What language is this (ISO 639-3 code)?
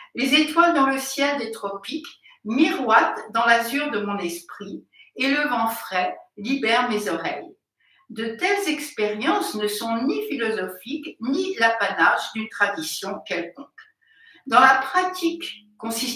fra